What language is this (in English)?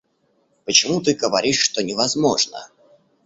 Russian